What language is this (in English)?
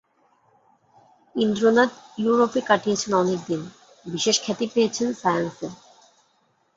Bangla